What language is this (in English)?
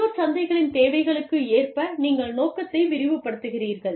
Tamil